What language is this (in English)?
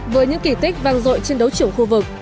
Vietnamese